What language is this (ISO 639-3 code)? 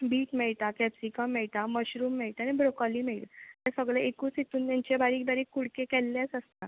kok